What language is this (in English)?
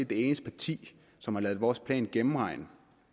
Danish